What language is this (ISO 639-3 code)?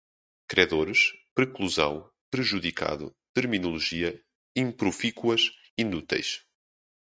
por